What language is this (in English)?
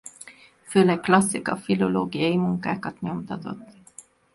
Hungarian